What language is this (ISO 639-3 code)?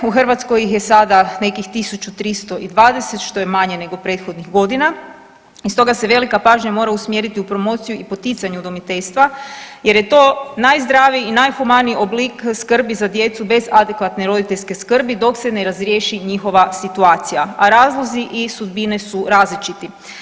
hrv